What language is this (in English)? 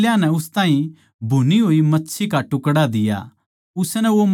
Haryanvi